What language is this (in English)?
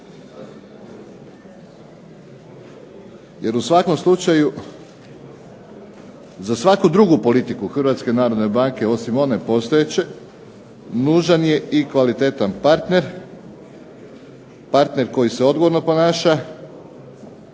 Croatian